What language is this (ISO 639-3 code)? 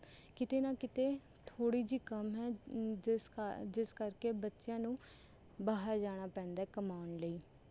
pan